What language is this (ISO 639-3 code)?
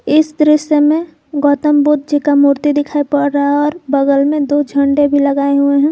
hin